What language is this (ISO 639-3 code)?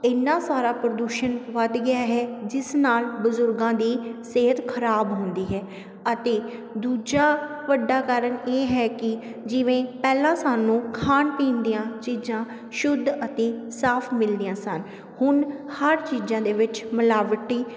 pan